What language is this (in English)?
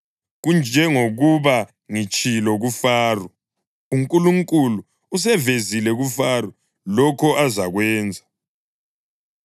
North Ndebele